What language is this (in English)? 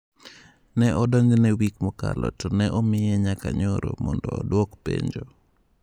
Luo (Kenya and Tanzania)